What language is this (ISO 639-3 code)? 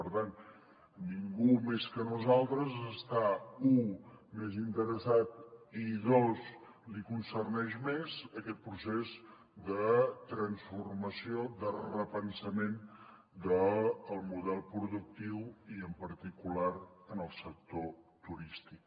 cat